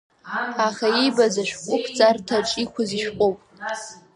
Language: Abkhazian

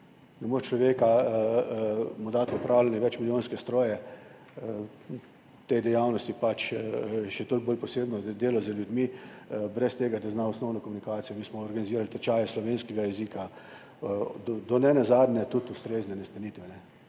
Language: Slovenian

